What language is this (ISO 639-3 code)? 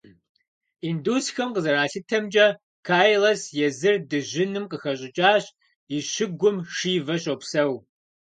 kbd